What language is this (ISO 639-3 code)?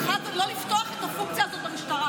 heb